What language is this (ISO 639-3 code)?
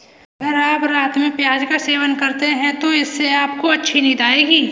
hin